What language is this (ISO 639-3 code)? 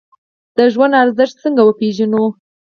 pus